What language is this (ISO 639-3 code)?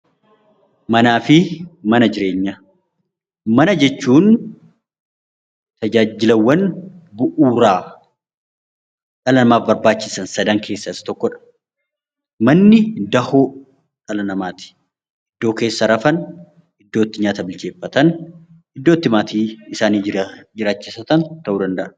orm